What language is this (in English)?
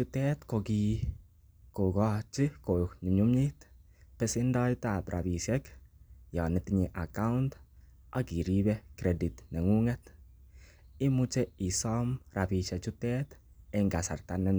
Kalenjin